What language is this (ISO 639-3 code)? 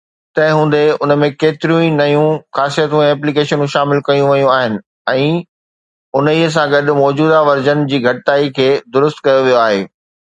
snd